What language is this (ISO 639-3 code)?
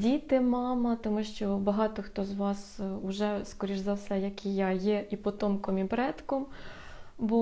ukr